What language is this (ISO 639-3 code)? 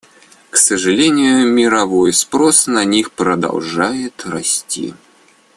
rus